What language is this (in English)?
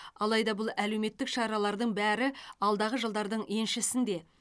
Kazakh